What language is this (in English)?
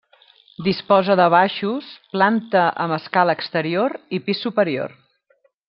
Catalan